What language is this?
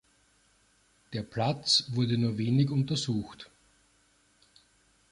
German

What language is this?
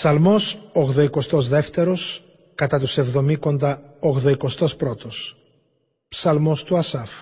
Greek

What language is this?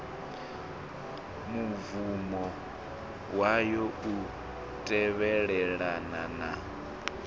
Venda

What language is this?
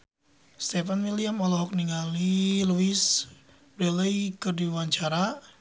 Sundanese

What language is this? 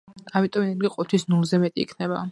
Georgian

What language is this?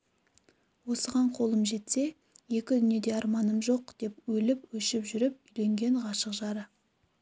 Kazakh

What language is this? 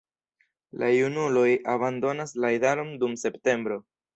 Esperanto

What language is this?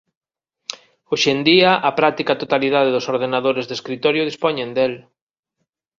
Galician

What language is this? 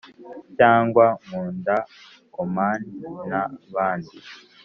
Kinyarwanda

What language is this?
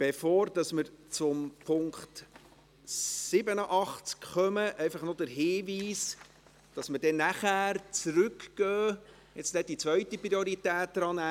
Swiss German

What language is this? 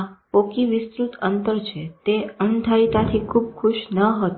Gujarati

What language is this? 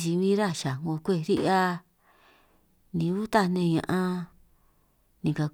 San Martín Itunyoso Triqui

